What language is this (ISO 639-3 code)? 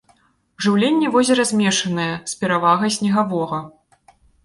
bel